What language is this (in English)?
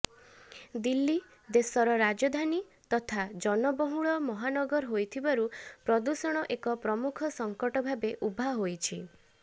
Odia